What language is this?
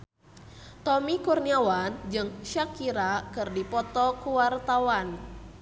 Sundanese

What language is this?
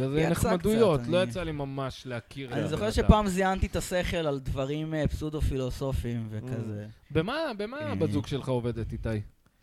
Hebrew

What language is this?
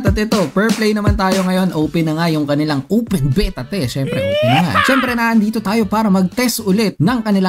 Filipino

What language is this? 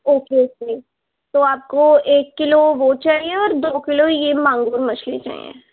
Urdu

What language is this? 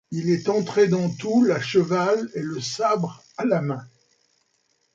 French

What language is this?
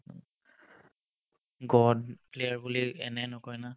Assamese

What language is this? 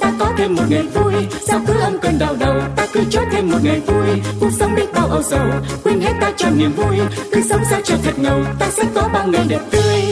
Vietnamese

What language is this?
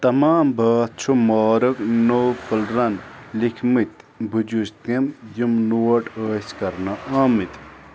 Kashmiri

